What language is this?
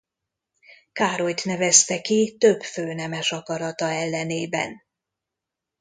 Hungarian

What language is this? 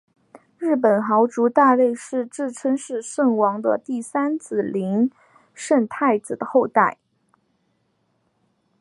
Chinese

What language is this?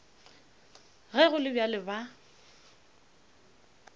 Northern Sotho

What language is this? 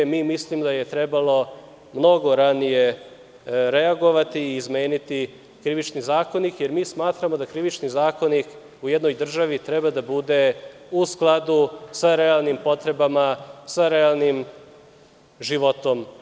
Serbian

